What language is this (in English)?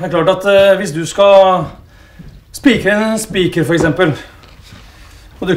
French